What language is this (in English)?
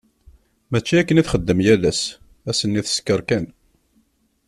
Kabyle